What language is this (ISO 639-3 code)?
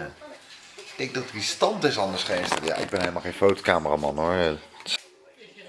nld